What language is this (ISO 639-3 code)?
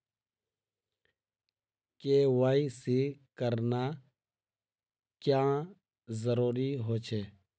mag